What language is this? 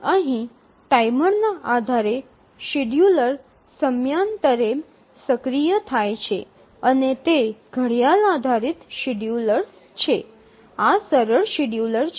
Gujarati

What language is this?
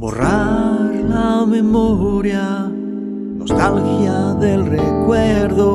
Spanish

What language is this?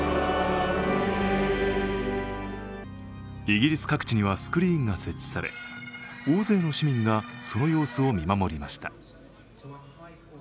Japanese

